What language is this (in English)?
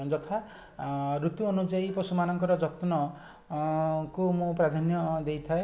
Odia